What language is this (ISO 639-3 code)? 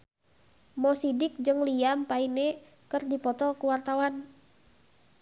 sun